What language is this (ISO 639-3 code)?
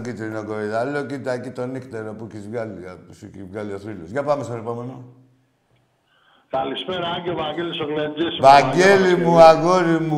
ell